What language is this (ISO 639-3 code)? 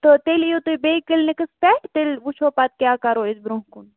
kas